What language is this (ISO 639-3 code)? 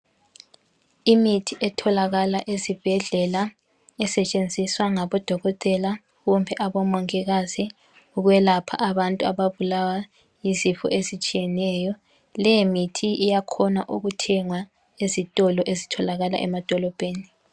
nde